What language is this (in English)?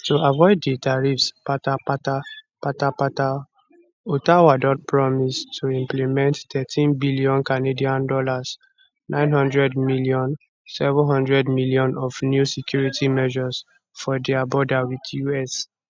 Nigerian Pidgin